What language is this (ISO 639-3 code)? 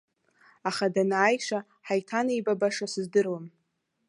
abk